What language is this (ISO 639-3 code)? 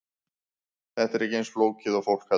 isl